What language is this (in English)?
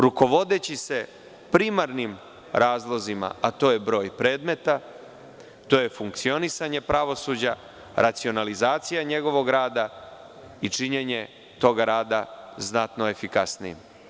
Serbian